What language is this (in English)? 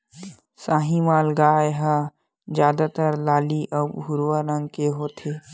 Chhattisgarhi